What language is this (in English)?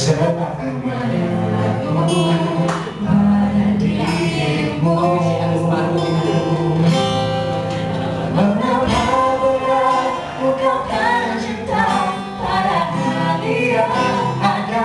Vietnamese